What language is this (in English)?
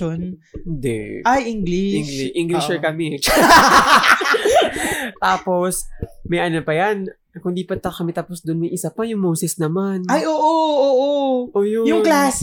Filipino